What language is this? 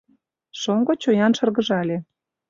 Mari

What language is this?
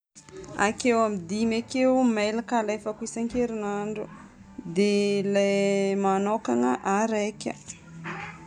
Northern Betsimisaraka Malagasy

